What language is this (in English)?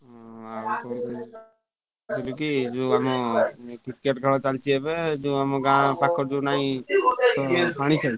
Odia